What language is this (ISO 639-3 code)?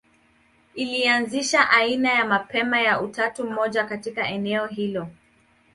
swa